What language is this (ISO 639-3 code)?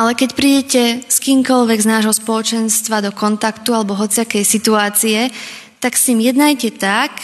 slk